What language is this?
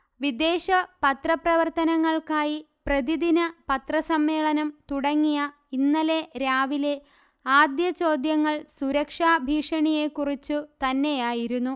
Malayalam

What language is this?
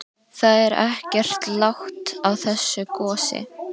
Icelandic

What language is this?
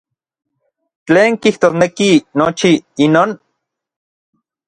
Orizaba Nahuatl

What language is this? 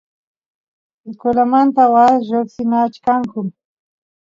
Santiago del Estero Quichua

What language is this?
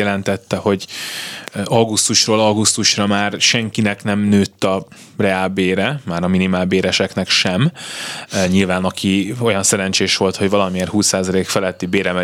Hungarian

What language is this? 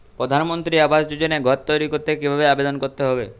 Bangla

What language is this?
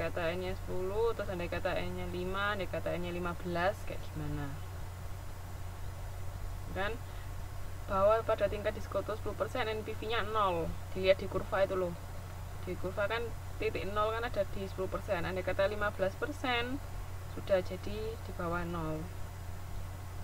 Indonesian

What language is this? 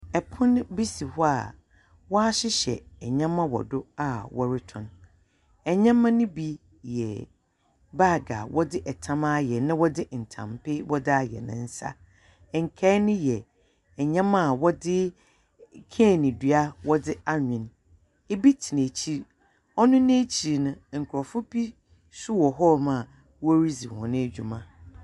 Akan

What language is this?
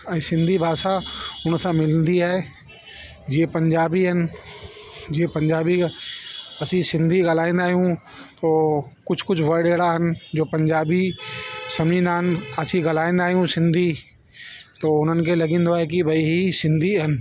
Sindhi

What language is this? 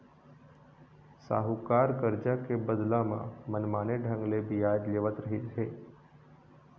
Chhattisgarhi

